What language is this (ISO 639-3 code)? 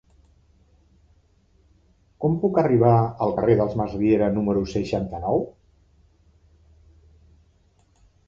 cat